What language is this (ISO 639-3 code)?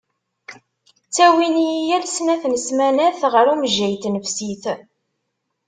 kab